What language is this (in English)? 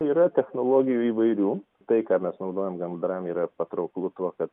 Lithuanian